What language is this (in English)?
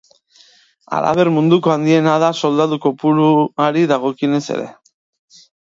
Basque